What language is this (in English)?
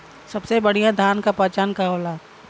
Bhojpuri